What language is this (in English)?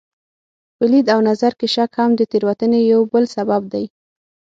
Pashto